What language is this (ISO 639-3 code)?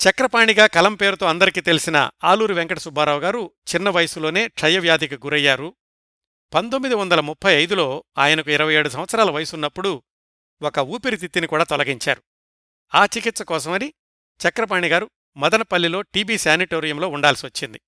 tel